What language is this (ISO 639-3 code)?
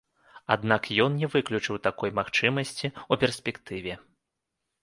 bel